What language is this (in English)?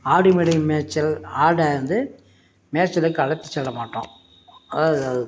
Tamil